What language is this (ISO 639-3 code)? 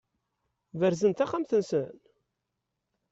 kab